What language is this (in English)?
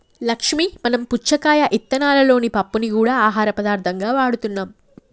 Telugu